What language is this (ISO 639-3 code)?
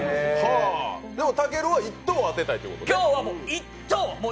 jpn